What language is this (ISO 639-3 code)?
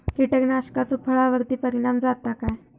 mar